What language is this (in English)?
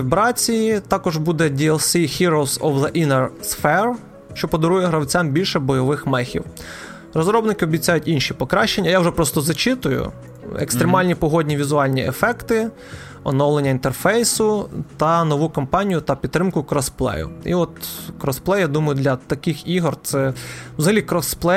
Ukrainian